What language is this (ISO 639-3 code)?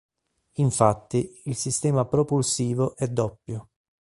ita